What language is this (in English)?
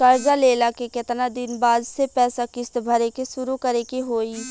Bhojpuri